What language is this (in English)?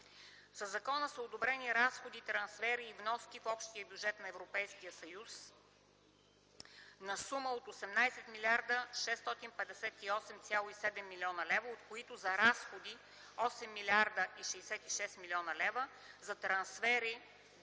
Bulgarian